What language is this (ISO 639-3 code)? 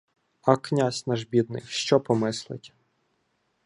ukr